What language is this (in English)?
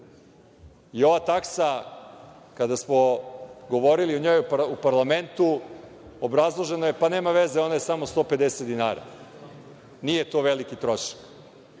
Serbian